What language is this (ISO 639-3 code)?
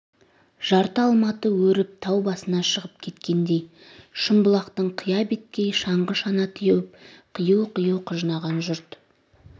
kaz